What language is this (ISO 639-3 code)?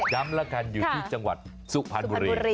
tha